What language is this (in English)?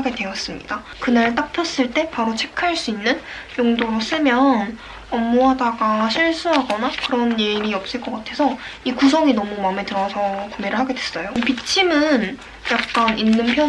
Korean